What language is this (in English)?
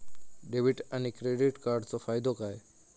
Marathi